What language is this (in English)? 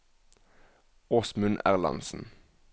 Norwegian